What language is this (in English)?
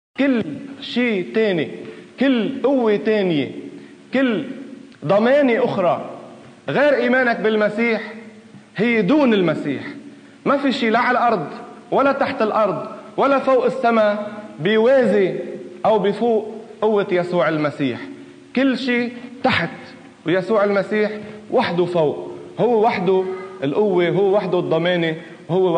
Arabic